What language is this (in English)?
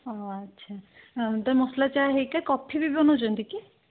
Odia